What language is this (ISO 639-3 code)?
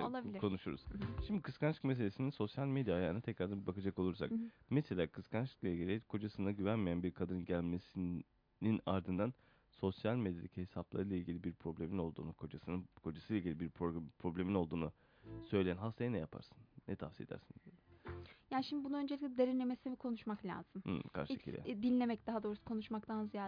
tur